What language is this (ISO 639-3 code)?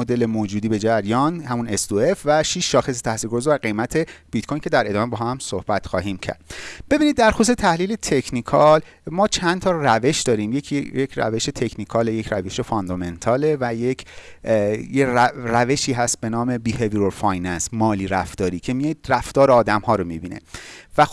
fas